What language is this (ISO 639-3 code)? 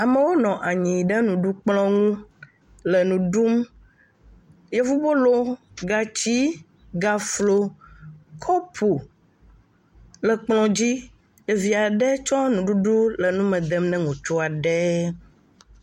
ewe